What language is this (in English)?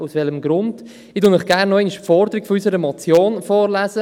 Swiss German